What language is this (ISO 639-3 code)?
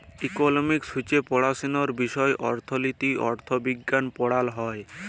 ben